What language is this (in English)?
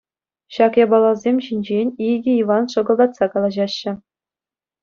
Chuvash